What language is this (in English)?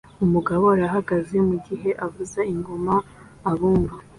Kinyarwanda